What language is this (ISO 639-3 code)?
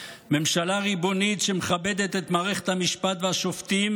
heb